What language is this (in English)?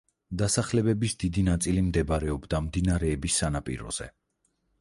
Georgian